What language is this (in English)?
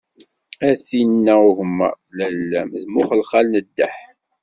Kabyle